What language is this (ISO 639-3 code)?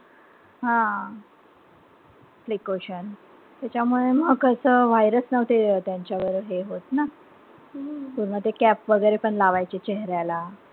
mar